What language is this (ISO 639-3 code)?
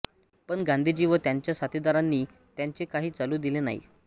mar